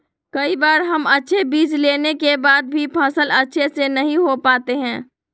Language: Magahi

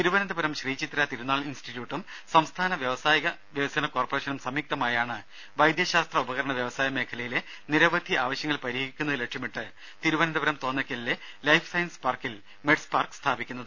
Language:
Malayalam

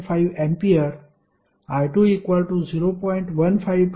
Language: Marathi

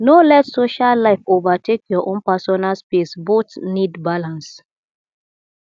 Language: Nigerian Pidgin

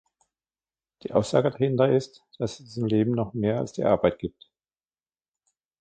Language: German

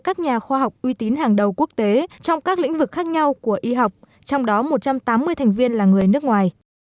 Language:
Vietnamese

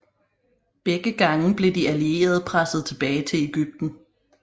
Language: Danish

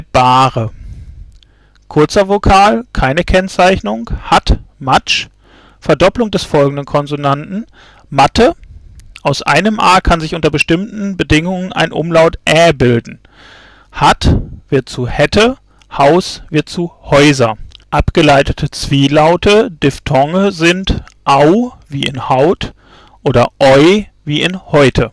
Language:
German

